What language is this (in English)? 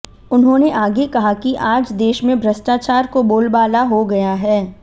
Hindi